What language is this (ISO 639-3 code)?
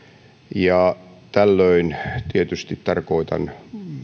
fin